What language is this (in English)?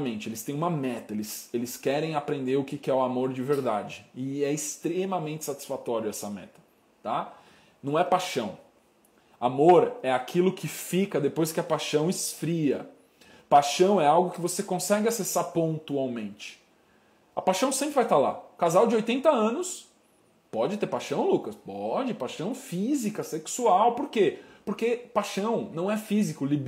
Portuguese